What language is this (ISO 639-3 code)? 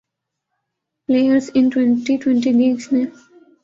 urd